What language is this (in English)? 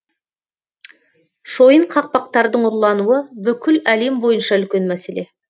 Kazakh